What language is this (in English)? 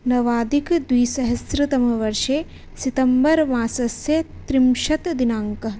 Sanskrit